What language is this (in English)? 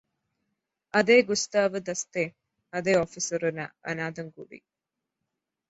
Malayalam